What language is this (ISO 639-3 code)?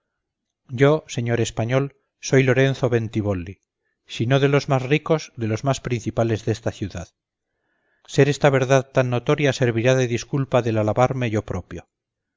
spa